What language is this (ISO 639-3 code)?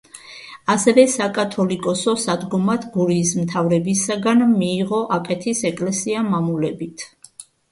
kat